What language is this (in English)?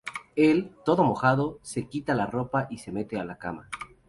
Spanish